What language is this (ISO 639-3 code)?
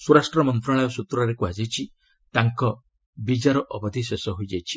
ori